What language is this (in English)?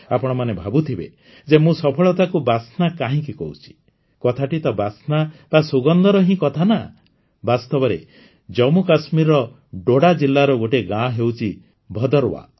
Odia